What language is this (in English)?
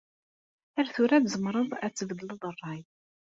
Kabyle